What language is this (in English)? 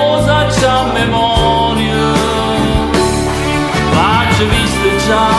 Italian